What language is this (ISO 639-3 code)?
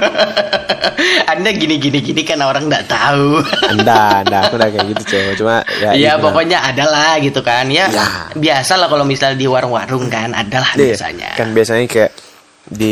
ind